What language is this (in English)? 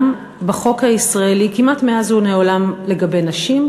Hebrew